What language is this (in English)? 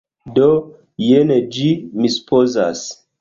Esperanto